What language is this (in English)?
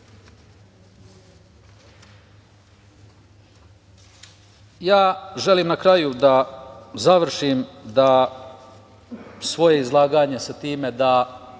Serbian